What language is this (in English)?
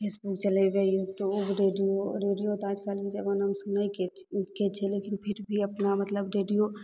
Maithili